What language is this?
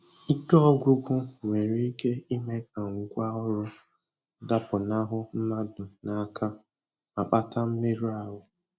Igbo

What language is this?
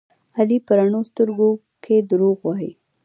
Pashto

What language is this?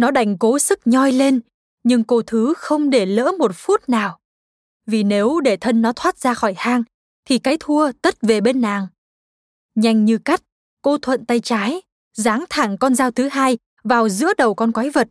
Vietnamese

